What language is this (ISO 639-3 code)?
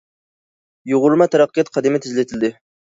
uig